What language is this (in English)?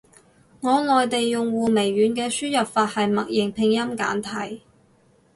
Cantonese